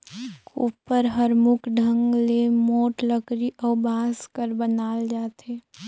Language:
Chhattisgarhi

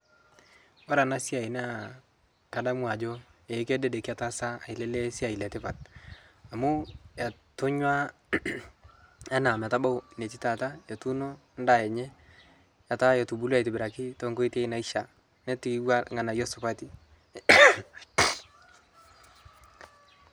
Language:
Masai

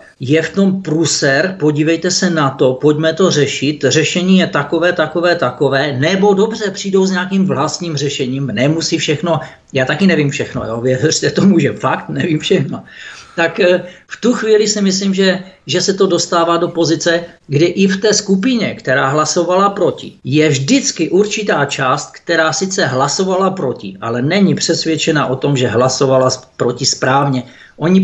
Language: Czech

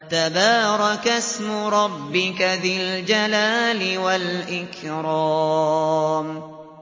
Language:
Arabic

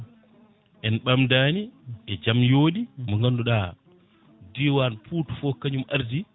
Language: Fula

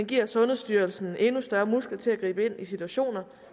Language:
Danish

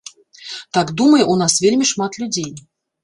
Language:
Belarusian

